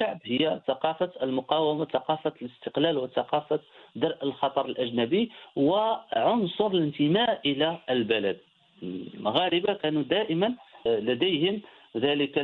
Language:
Arabic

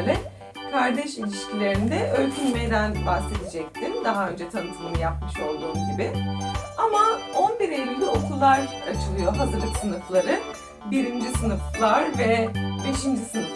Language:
Turkish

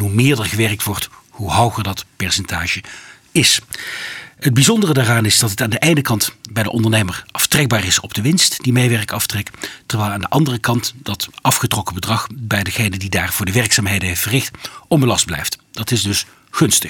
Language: Dutch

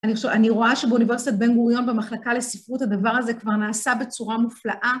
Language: Hebrew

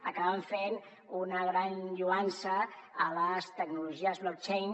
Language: Catalan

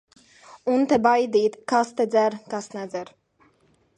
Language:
Latvian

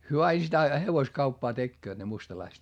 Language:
Finnish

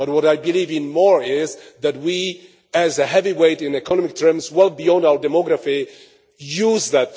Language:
English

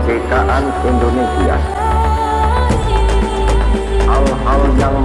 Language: Indonesian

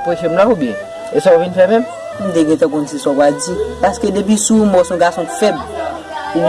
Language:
French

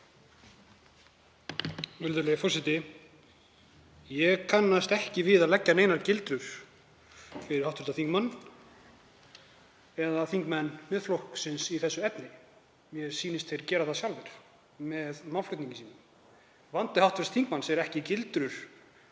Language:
Icelandic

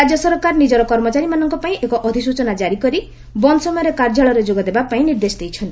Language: Odia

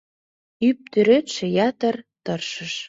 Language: Mari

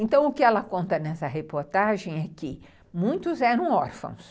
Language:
Portuguese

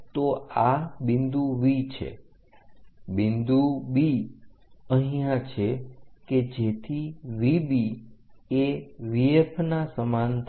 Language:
Gujarati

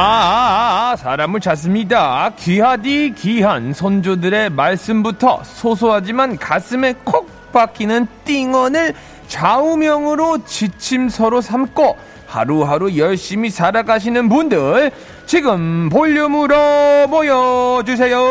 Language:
Korean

